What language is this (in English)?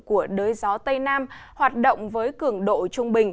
Vietnamese